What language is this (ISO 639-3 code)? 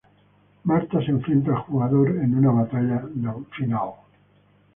spa